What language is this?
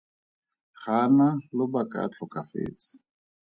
Tswana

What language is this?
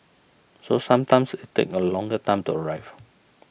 English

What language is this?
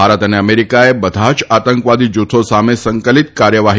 Gujarati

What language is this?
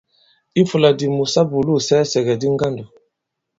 Bankon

